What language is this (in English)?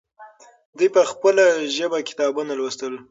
Pashto